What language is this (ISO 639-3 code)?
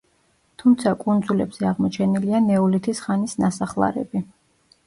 kat